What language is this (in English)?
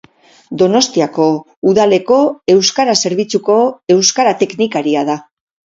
Basque